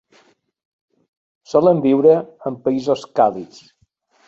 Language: Catalan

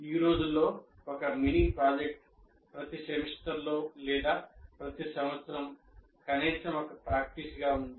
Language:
Telugu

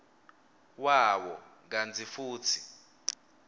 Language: Swati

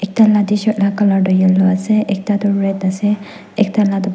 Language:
Naga Pidgin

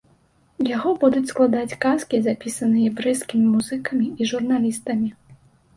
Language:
Belarusian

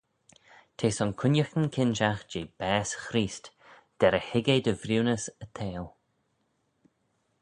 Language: Manx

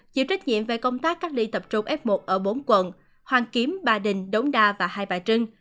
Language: Vietnamese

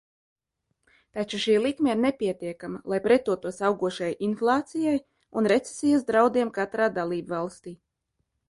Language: Latvian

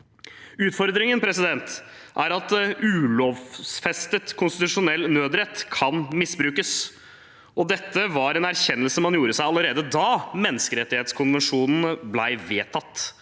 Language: Norwegian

